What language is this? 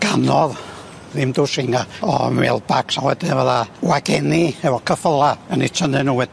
Welsh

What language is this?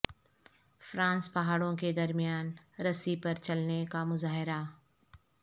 Urdu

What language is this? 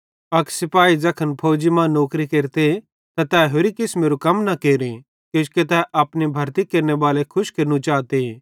Bhadrawahi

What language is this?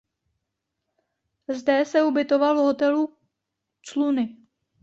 Czech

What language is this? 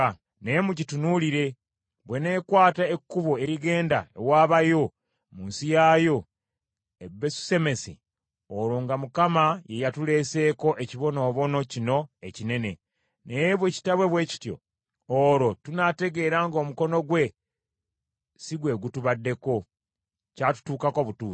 Ganda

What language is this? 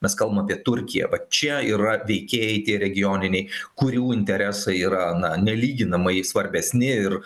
Lithuanian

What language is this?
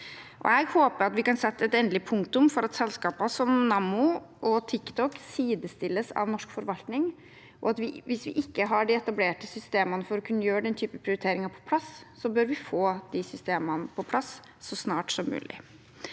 Norwegian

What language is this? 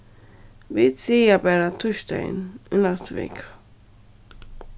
Faroese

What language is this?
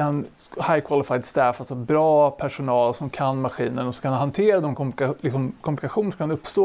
Swedish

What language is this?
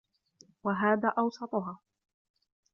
Arabic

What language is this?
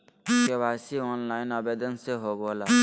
Magahi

